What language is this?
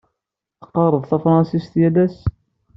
Kabyle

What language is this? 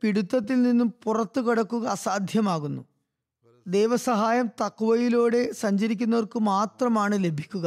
Malayalam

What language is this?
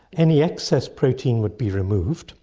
English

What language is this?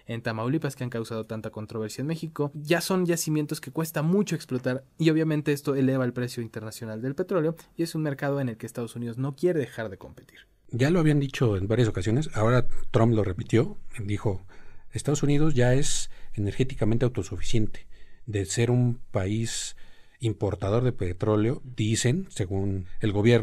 Spanish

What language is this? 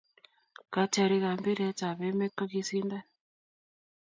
Kalenjin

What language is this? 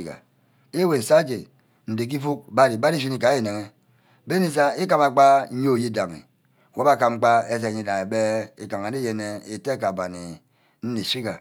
Ubaghara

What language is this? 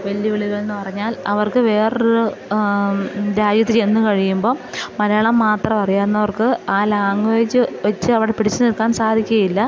Malayalam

